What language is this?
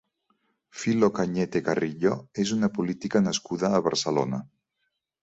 Catalan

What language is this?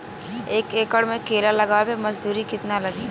Bhojpuri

